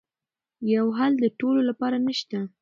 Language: Pashto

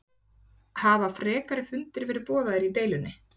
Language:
Icelandic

